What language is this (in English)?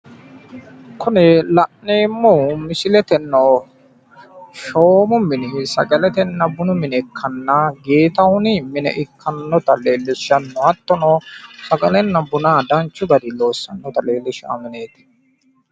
Sidamo